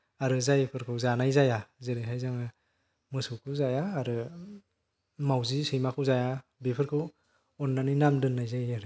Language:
Bodo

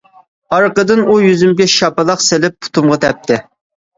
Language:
Uyghur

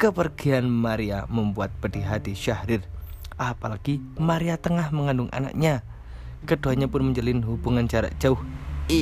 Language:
Indonesian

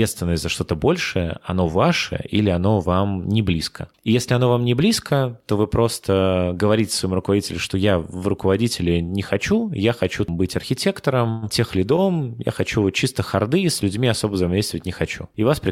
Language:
Russian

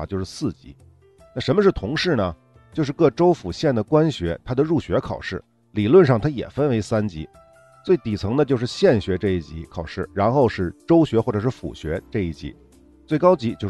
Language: Chinese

